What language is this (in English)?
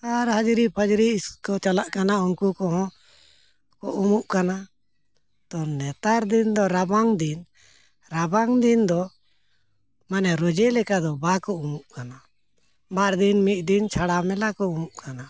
Santali